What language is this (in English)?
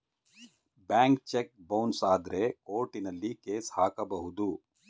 Kannada